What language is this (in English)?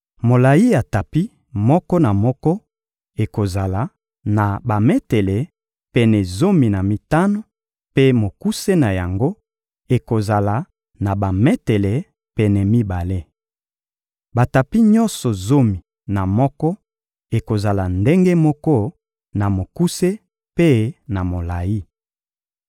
Lingala